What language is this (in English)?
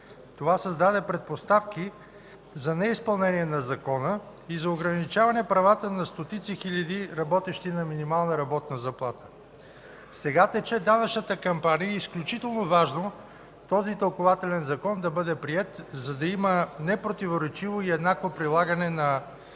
Bulgarian